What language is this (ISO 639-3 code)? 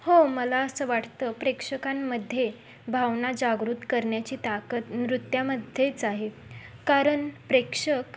mar